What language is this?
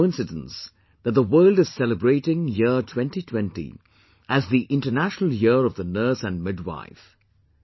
English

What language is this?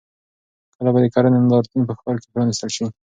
Pashto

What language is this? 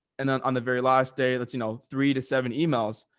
English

